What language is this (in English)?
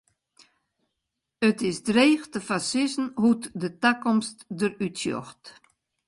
Western Frisian